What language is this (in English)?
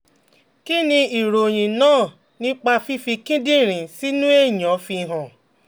Yoruba